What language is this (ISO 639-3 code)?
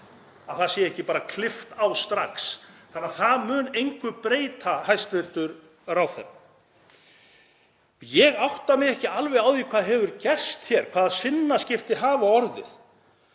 isl